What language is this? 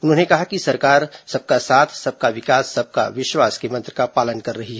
Hindi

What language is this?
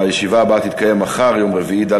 Hebrew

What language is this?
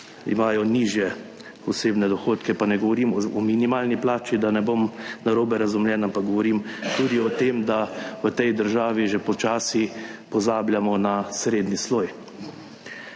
Slovenian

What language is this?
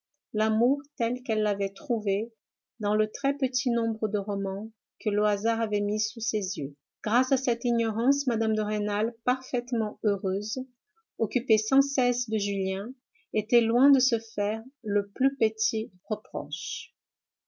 French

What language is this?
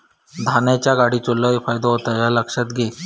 Marathi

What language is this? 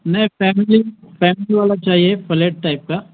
Urdu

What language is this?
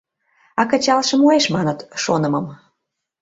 Mari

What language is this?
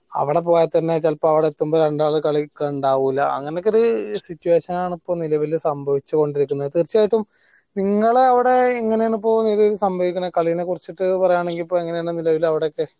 Malayalam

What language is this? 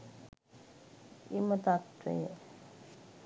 Sinhala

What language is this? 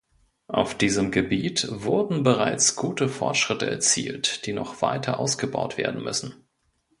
German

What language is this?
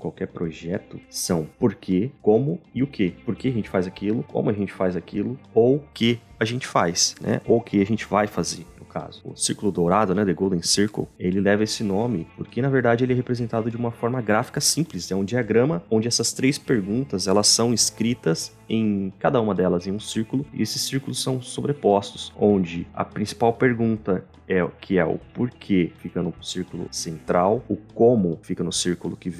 Portuguese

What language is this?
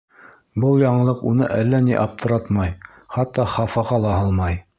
Bashkir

